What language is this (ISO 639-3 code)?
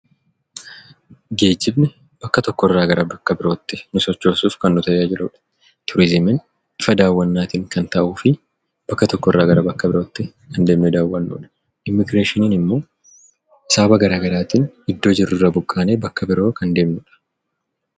orm